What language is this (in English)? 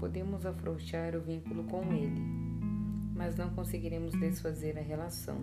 Portuguese